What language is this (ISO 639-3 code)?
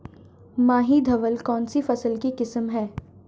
hin